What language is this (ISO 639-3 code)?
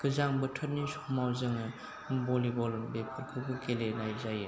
brx